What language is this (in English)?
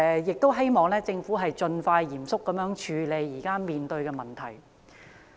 Cantonese